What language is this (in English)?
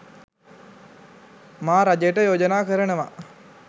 Sinhala